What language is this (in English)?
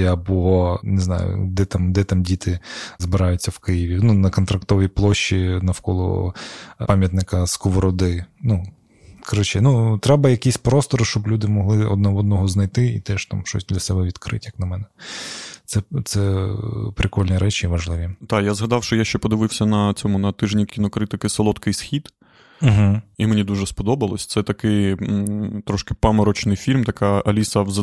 Ukrainian